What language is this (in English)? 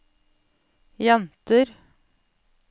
Norwegian